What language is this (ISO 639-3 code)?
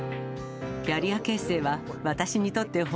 jpn